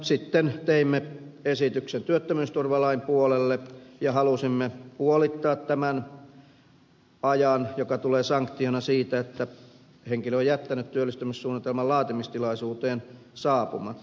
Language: Finnish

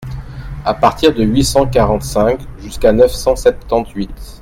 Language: French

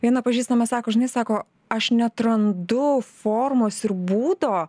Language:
Lithuanian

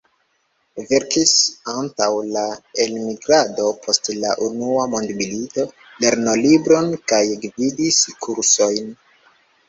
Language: Esperanto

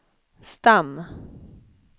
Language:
Swedish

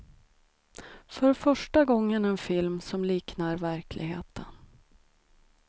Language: Swedish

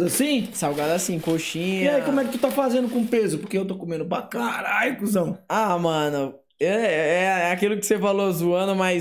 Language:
Portuguese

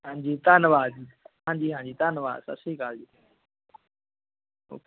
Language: Punjabi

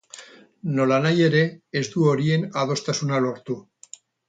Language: Basque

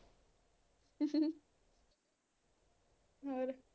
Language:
Punjabi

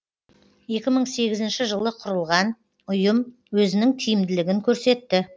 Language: Kazakh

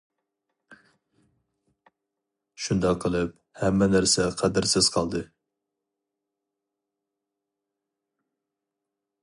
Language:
Uyghur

